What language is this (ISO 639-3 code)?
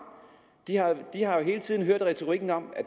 dan